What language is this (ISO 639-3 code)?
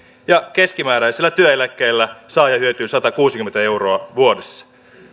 fin